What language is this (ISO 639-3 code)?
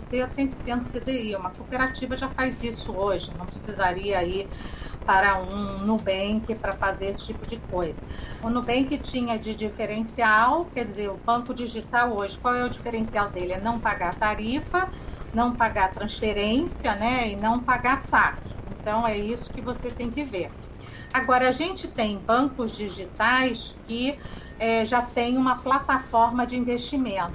por